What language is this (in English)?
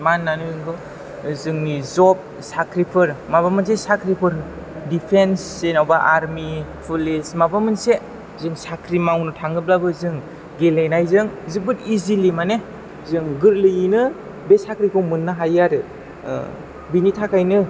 Bodo